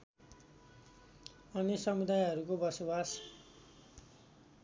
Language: Nepali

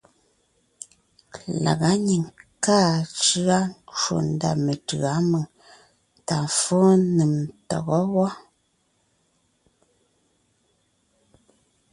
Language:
Ngiemboon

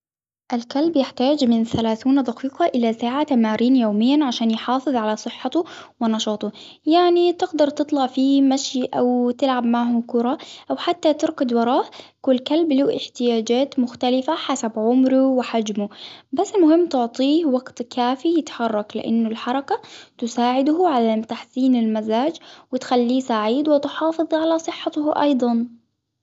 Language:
Hijazi Arabic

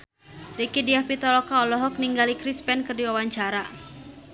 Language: Sundanese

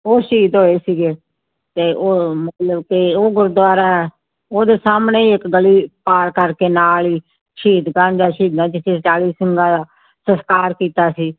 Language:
Punjabi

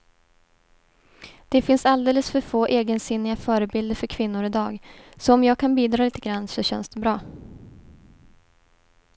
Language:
Swedish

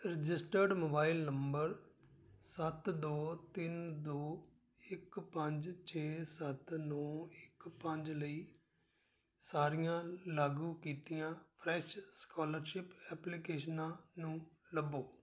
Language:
Punjabi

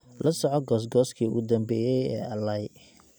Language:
Somali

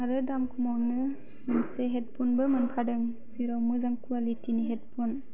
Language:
Bodo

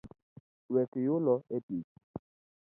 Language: Luo (Kenya and Tanzania)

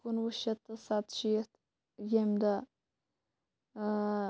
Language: Kashmiri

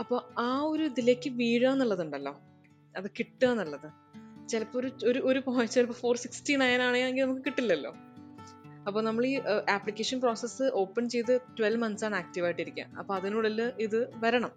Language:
Malayalam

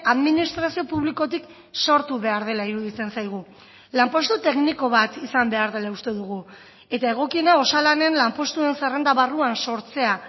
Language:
Basque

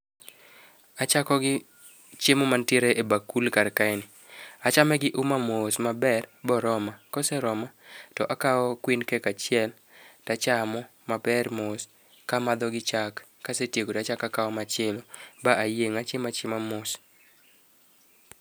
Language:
Luo (Kenya and Tanzania)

